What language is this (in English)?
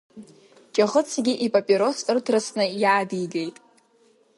Abkhazian